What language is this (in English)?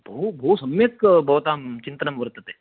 Sanskrit